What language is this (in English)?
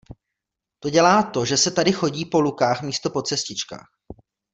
Czech